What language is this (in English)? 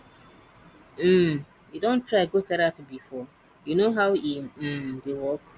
Nigerian Pidgin